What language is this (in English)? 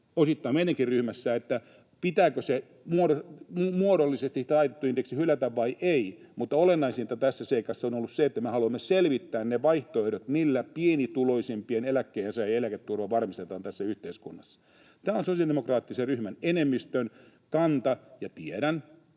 Finnish